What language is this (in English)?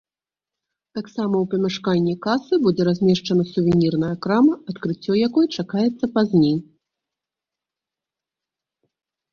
Belarusian